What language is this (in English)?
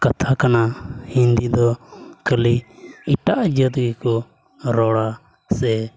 Santali